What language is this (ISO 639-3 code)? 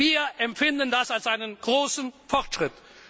deu